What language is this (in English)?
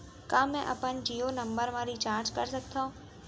Chhattisgarhi